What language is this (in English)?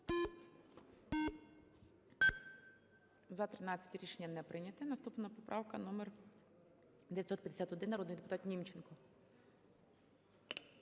Ukrainian